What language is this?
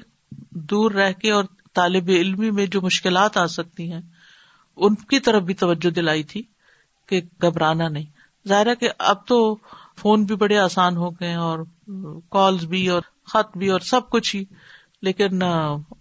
Urdu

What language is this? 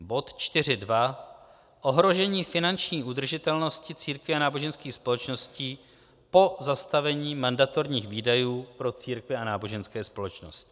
Czech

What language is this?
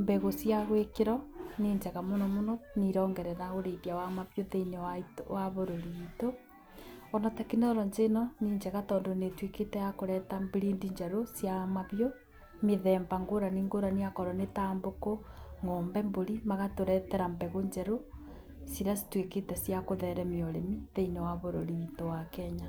Kikuyu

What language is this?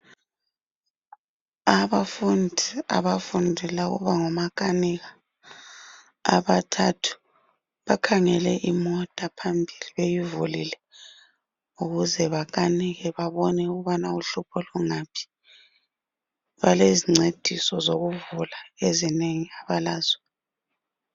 North Ndebele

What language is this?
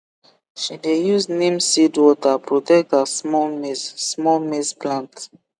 Nigerian Pidgin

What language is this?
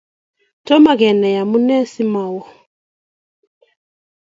Kalenjin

